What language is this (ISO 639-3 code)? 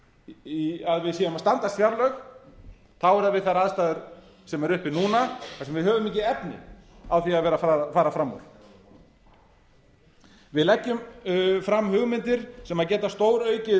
isl